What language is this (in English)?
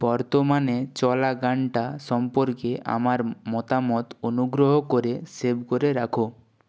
Bangla